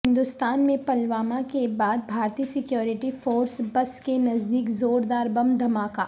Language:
Urdu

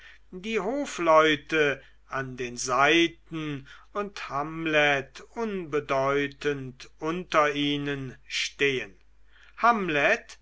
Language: German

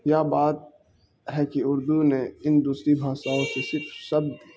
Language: Urdu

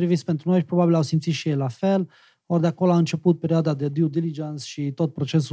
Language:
Romanian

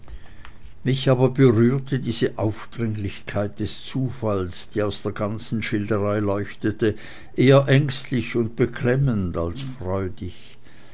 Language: German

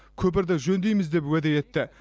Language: Kazakh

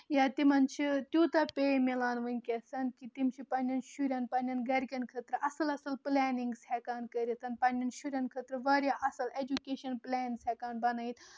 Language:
Kashmiri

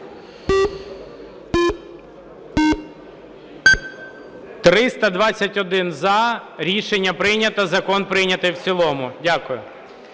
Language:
Ukrainian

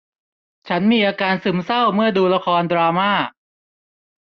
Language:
Thai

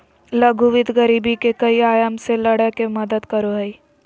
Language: Magahi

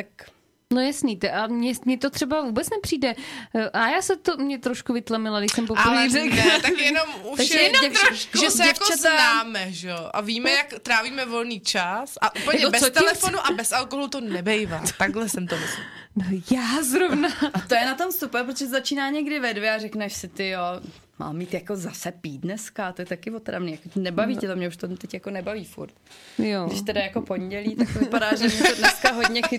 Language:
Czech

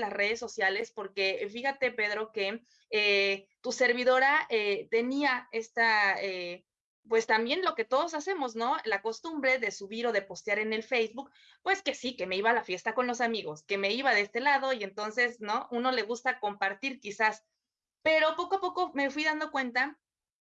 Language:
Spanish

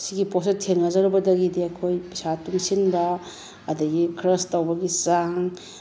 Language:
Manipuri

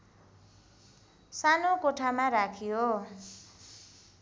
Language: Nepali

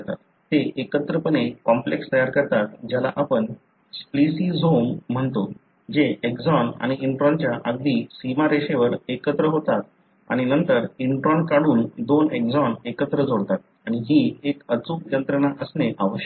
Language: Marathi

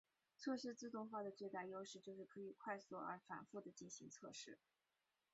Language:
Chinese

